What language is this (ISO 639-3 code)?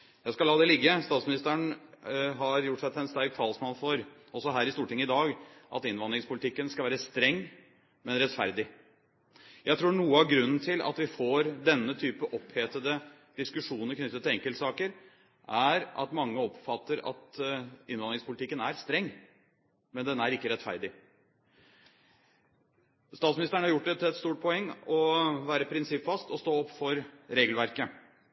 nob